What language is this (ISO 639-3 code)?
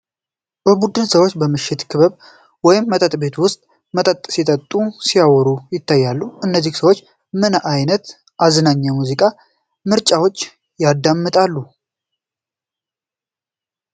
amh